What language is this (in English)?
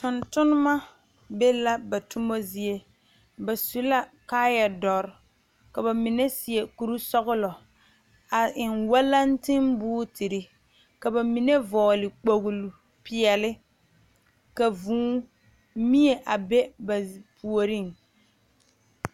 Southern Dagaare